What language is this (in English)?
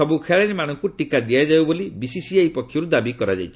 Odia